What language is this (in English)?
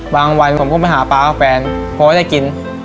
Thai